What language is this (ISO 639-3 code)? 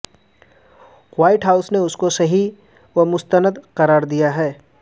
urd